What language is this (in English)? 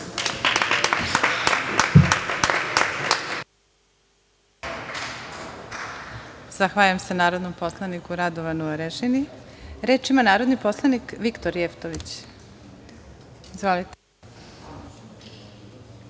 Serbian